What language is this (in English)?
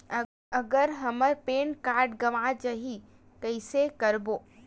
Chhattisgarhi